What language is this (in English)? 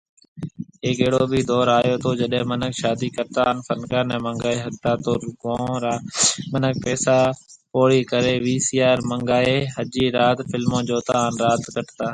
Marwari (Pakistan)